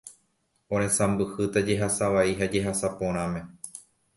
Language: Guarani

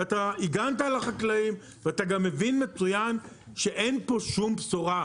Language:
Hebrew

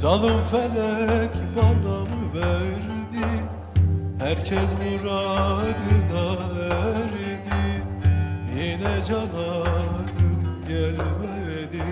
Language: Turkish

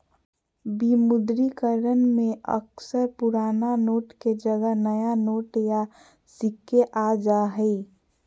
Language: Magahi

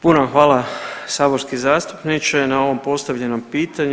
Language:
Croatian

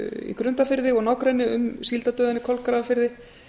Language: Icelandic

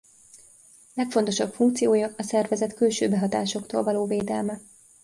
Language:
Hungarian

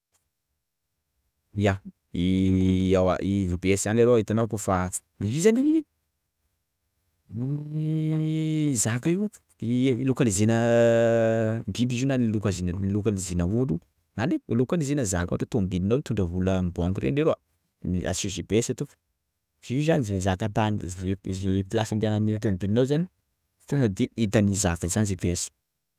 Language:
Sakalava Malagasy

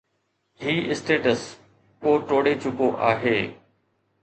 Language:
Sindhi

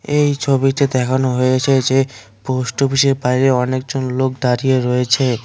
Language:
Bangla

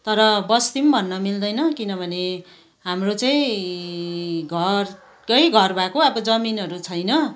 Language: Nepali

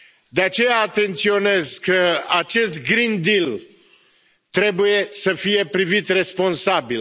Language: Romanian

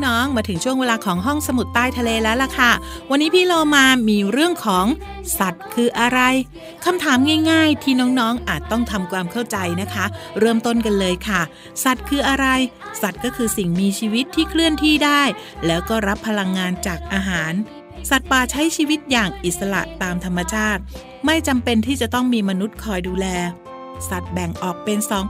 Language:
Thai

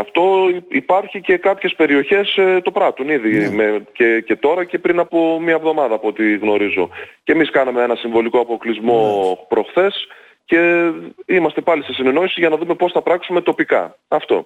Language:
Greek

